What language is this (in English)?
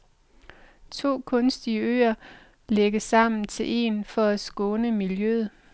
Danish